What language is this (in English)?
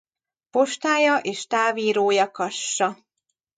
Hungarian